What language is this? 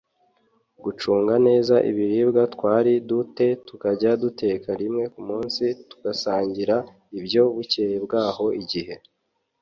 Kinyarwanda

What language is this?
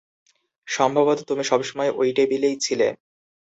Bangla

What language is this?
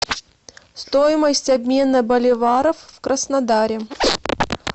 Russian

